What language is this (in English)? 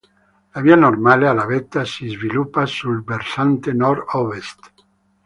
Italian